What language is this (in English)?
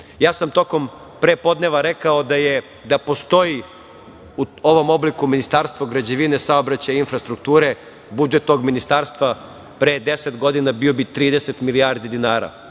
Serbian